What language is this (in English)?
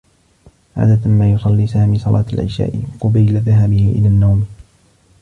Arabic